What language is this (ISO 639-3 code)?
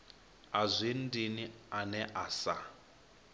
ven